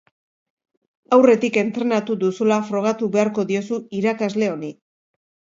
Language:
Basque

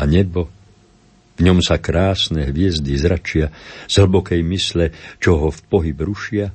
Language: Slovak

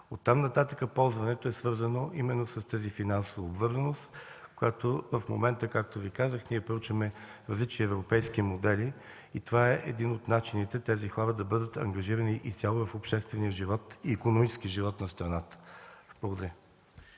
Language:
Bulgarian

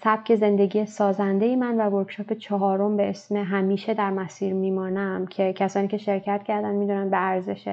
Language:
Persian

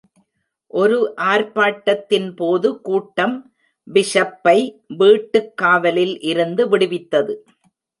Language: Tamil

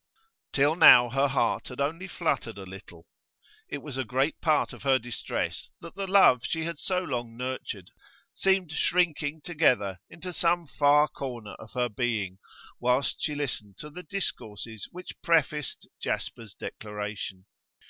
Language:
English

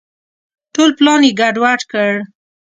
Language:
Pashto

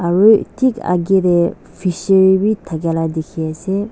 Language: Naga Pidgin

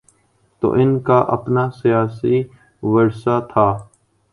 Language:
Urdu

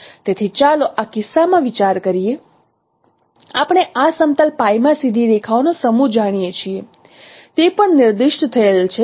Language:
Gujarati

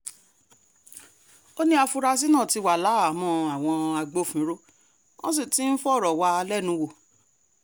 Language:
Yoruba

